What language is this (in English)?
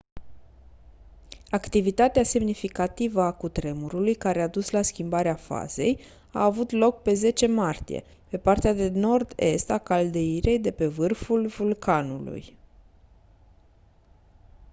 Romanian